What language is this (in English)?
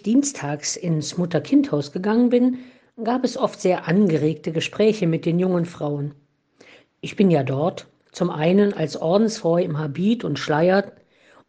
German